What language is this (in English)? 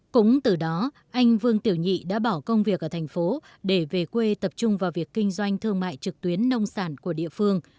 Vietnamese